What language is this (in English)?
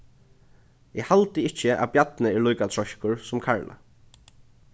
Faroese